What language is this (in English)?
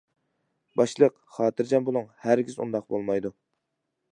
Uyghur